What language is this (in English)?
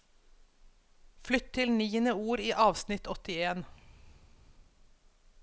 Norwegian